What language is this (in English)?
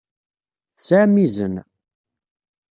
Kabyle